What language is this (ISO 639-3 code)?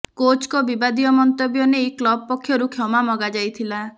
ori